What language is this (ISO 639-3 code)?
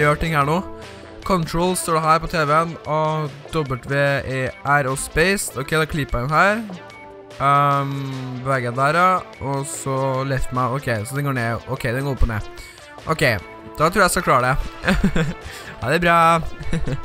nor